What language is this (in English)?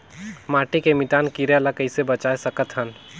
Chhattisgarhi